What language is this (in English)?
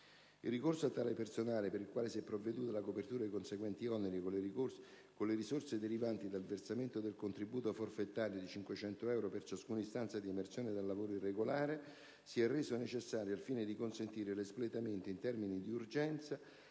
Italian